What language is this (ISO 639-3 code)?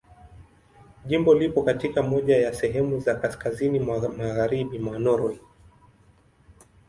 swa